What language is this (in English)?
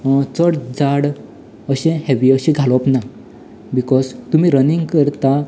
Konkani